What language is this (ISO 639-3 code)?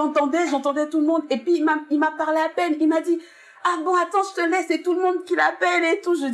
fra